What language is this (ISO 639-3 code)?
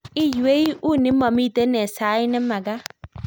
kln